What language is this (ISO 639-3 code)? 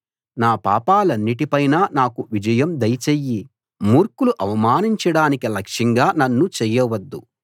tel